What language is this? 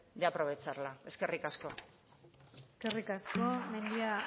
Basque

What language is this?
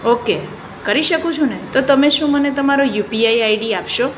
Gujarati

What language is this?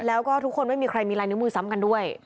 Thai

